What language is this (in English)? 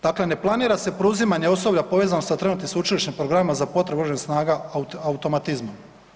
Croatian